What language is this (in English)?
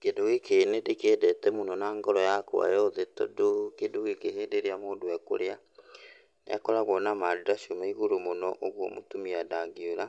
Kikuyu